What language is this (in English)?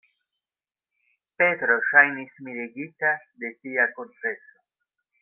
Esperanto